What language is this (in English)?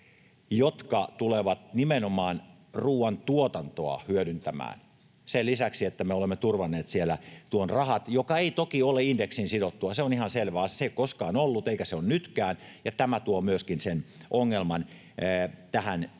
Finnish